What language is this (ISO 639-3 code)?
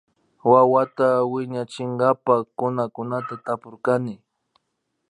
qvi